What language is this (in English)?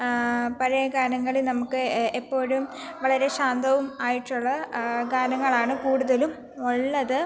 Malayalam